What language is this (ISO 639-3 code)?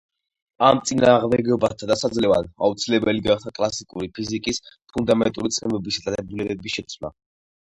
kat